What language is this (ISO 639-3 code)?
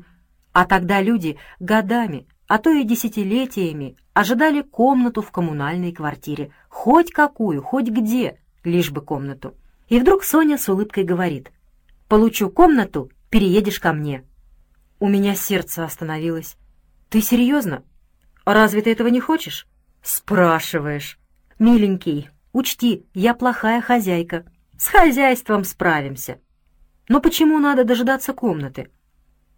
rus